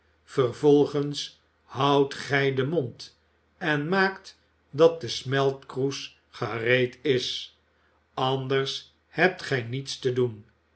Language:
Dutch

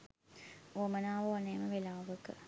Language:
Sinhala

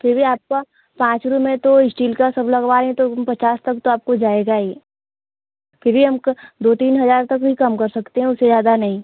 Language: Hindi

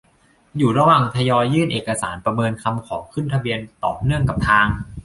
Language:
Thai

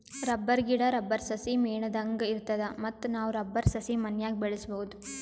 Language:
Kannada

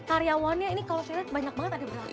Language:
Indonesian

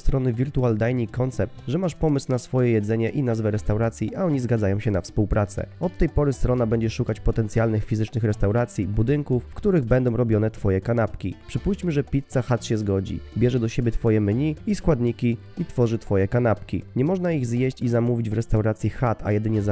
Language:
Polish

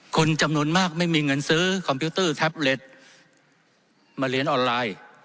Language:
Thai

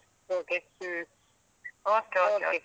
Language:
Kannada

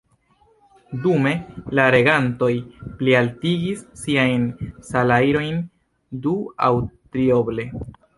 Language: Esperanto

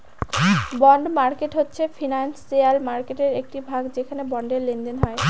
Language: Bangla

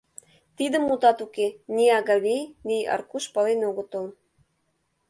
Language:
Mari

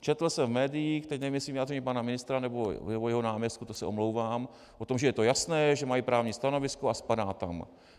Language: Czech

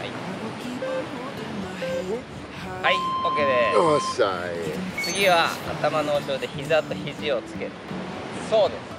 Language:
Japanese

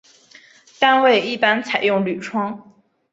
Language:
Chinese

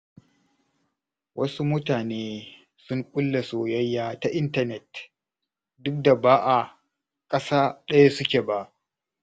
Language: Hausa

